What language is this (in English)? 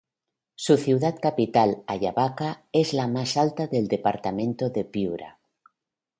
Spanish